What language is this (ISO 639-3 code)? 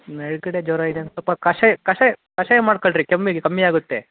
kan